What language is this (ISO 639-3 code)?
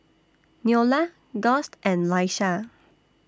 eng